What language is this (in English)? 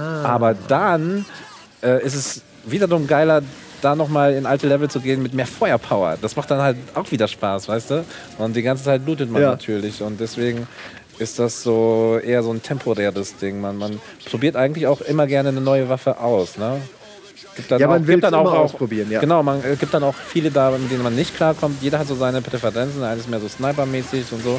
German